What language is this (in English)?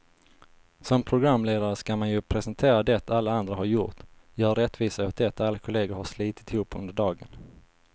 Swedish